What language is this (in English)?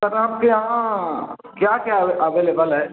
Urdu